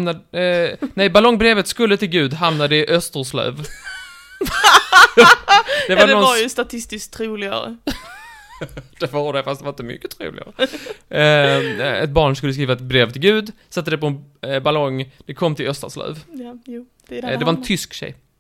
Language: Swedish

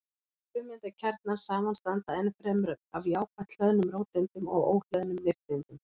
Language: Icelandic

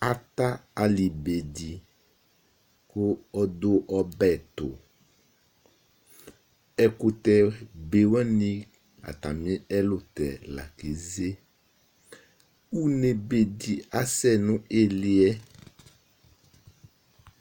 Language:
Ikposo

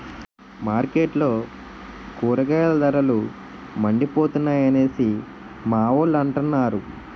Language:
Telugu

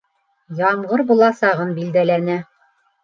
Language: Bashkir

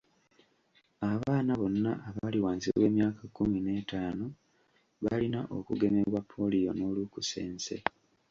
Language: Ganda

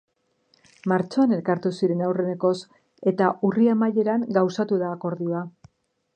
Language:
Basque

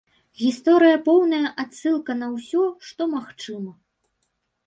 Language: Belarusian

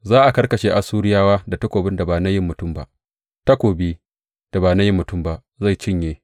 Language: Hausa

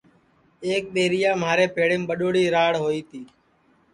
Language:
Sansi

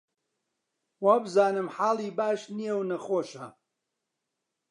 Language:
Central Kurdish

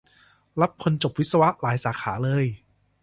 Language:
Thai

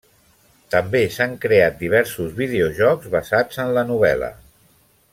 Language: Catalan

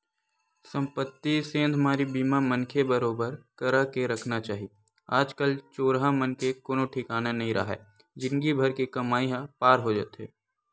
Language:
Chhattisgarhi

